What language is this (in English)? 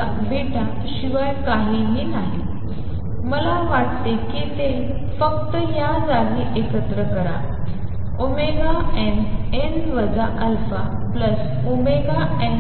Marathi